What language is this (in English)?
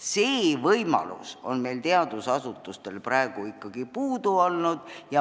Estonian